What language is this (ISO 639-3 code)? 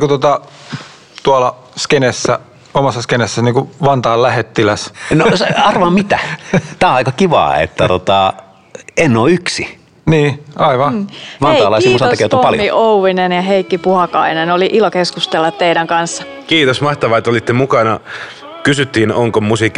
fin